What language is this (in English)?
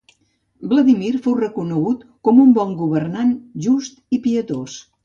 Catalan